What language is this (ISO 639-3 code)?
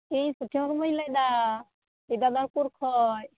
sat